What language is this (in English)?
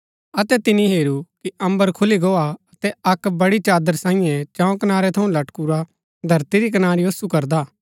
Gaddi